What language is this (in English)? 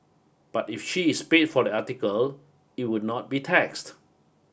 English